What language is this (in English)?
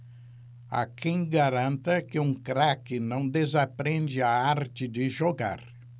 Portuguese